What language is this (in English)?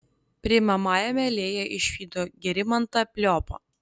Lithuanian